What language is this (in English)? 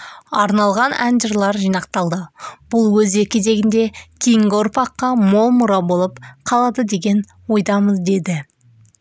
Kazakh